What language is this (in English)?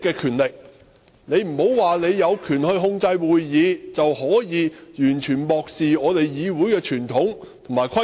Cantonese